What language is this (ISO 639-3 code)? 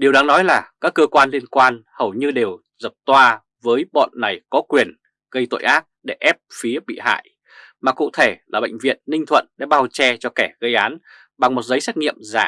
vie